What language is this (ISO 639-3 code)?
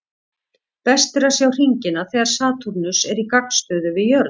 isl